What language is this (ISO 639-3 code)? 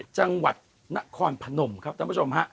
tha